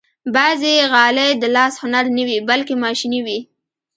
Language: Pashto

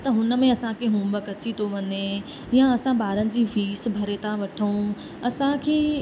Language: Sindhi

